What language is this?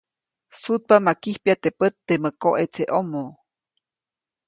Copainalá Zoque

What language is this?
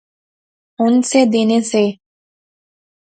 Pahari-Potwari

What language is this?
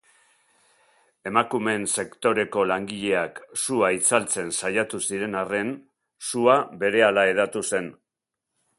Basque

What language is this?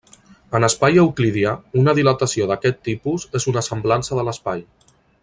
Catalan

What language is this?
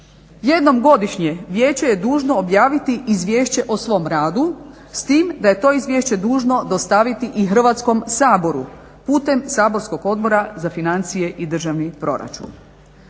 Croatian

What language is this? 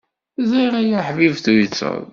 Kabyle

